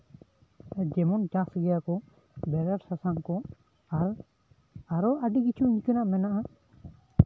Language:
Santali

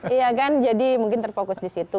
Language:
Indonesian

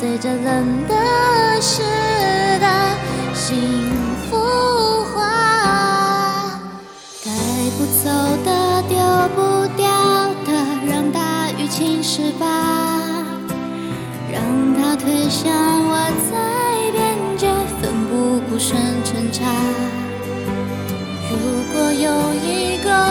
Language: Chinese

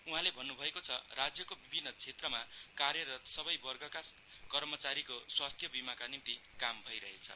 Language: Nepali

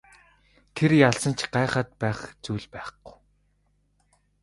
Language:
Mongolian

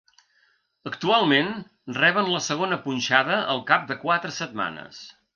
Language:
Catalan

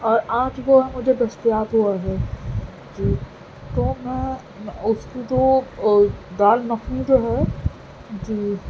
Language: Urdu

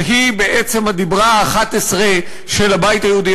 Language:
Hebrew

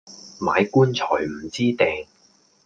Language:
Cantonese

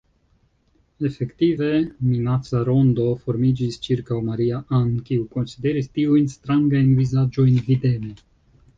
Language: Esperanto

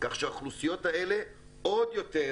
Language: Hebrew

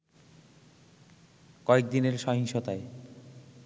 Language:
Bangla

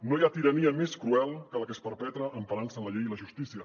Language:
Catalan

